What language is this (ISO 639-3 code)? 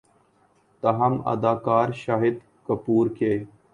urd